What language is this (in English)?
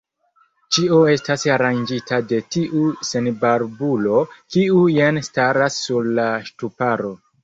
Esperanto